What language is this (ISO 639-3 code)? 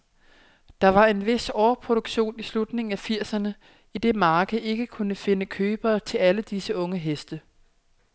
dan